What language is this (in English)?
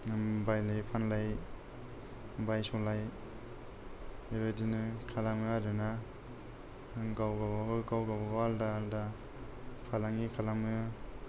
Bodo